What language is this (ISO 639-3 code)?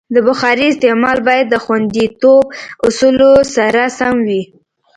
pus